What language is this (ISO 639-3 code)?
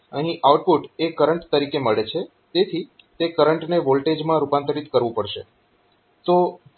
guj